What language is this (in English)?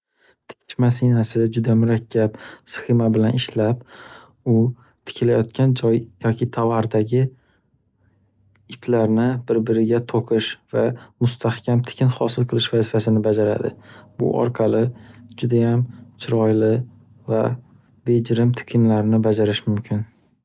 Uzbek